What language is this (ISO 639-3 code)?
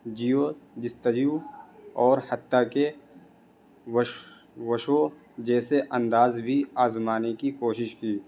urd